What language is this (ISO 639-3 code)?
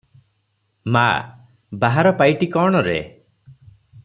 ori